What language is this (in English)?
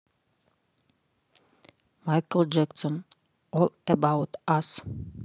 Russian